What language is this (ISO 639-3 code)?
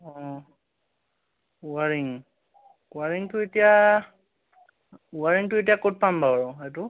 asm